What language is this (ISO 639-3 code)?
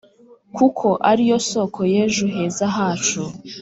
kin